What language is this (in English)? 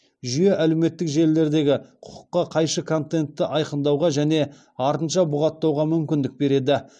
Kazakh